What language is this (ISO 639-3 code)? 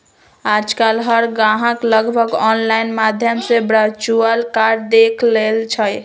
mag